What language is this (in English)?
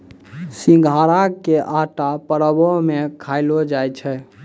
Maithili